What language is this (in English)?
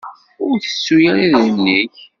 Kabyle